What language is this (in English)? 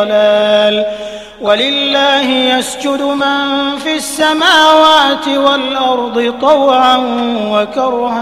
Arabic